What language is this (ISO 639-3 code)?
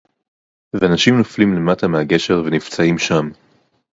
heb